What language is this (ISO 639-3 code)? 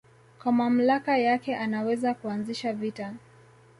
swa